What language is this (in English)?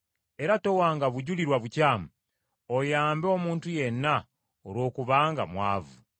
Ganda